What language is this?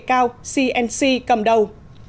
Vietnamese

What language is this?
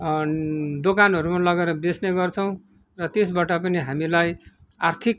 Nepali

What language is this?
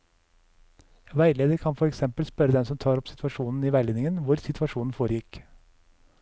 Norwegian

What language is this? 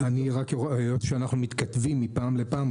Hebrew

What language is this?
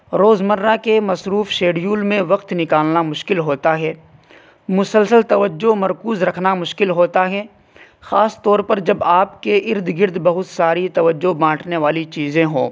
Urdu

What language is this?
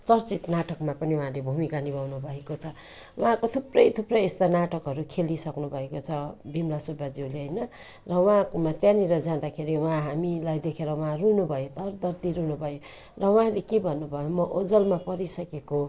Nepali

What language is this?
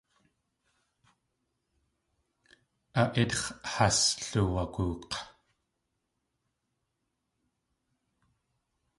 Tlingit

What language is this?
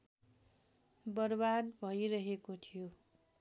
Nepali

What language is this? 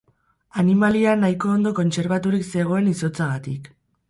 Basque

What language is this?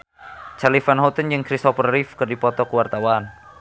Sundanese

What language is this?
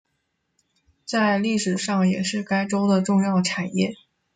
Chinese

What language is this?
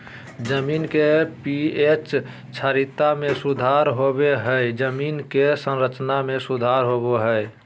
Magahi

